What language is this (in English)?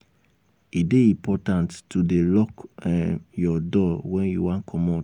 Nigerian Pidgin